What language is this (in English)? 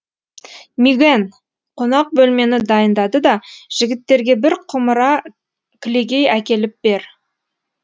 Kazakh